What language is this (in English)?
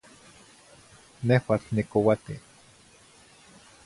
Zacatlán-Ahuacatlán-Tepetzintla Nahuatl